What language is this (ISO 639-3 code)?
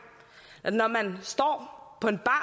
dan